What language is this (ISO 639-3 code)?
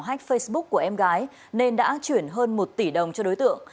vie